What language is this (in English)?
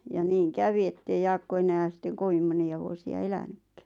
Finnish